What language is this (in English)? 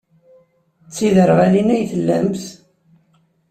Kabyle